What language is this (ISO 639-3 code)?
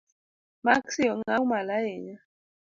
luo